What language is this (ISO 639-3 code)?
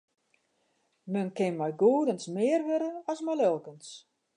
fry